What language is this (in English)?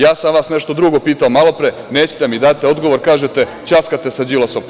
Serbian